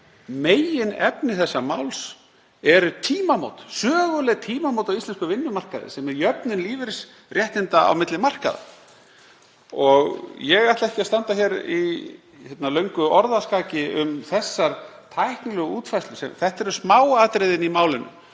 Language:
Icelandic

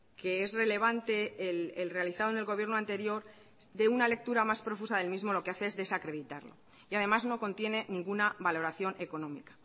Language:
Spanish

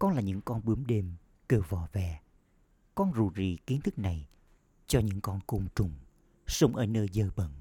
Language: Vietnamese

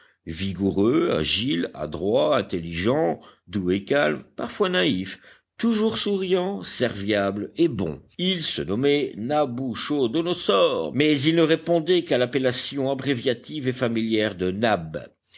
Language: French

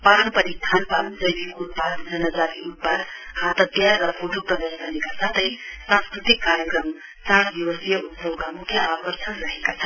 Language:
Nepali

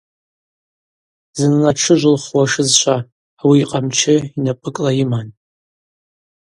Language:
Abaza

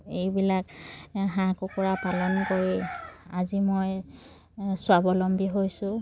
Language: Assamese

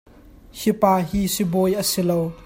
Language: Hakha Chin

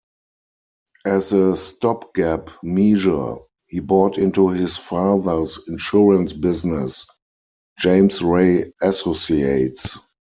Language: English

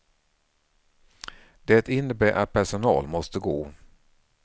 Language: Swedish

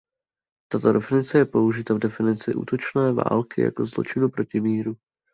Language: Czech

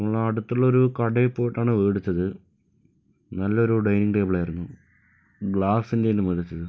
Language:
Malayalam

